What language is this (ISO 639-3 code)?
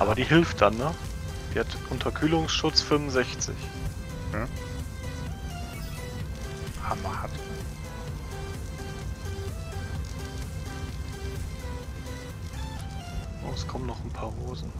deu